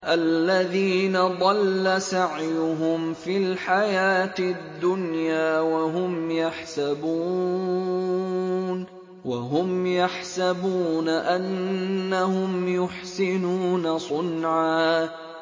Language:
Arabic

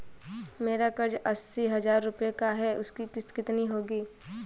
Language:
Hindi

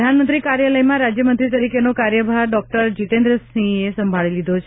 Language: Gujarati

